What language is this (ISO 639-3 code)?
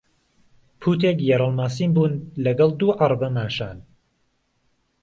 ckb